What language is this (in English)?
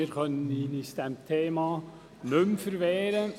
Swiss German